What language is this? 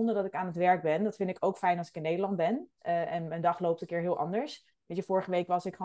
Dutch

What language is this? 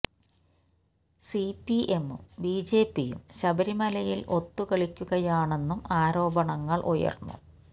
Malayalam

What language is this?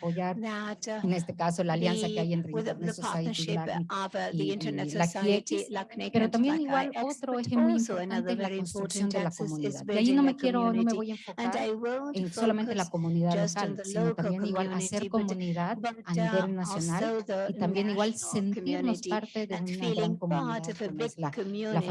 Spanish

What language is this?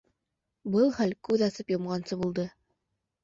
Bashkir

